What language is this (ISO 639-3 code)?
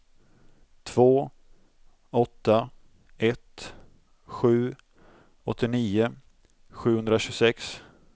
swe